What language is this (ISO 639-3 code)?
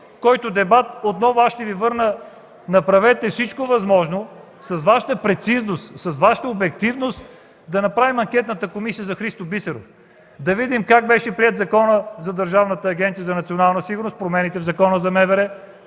bul